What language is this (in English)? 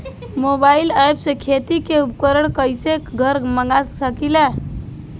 Bhojpuri